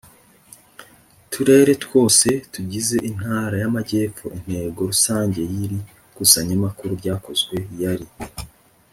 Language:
Kinyarwanda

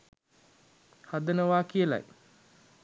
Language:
Sinhala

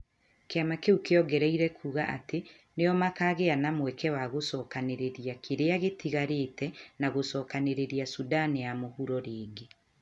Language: Kikuyu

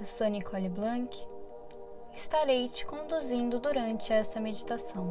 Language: Portuguese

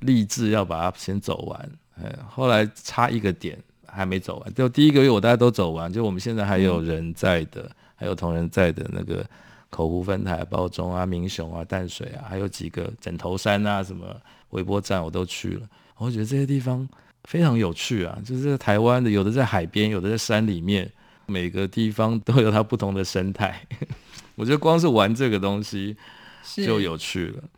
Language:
Chinese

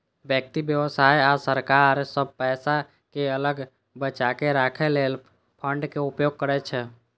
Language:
Maithili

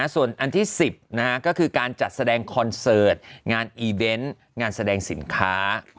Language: Thai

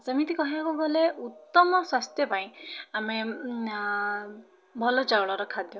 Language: Odia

